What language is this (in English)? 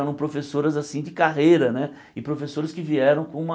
Portuguese